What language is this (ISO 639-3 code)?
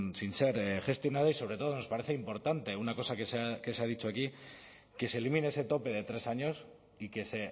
spa